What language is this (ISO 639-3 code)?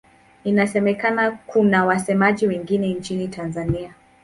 swa